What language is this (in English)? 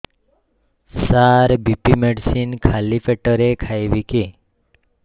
Odia